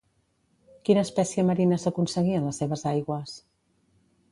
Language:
Catalan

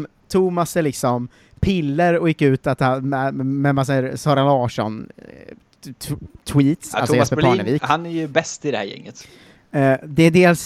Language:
Swedish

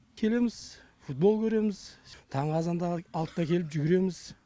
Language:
Kazakh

